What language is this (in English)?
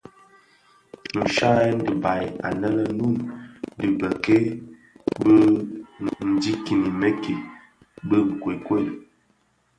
Bafia